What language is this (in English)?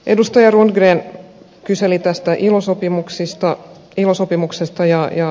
Finnish